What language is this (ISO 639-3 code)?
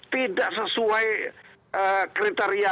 ind